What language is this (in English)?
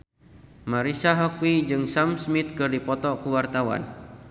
Sundanese